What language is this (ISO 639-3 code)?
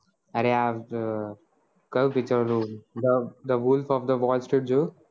guj